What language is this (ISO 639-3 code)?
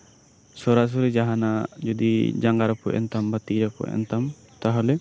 sat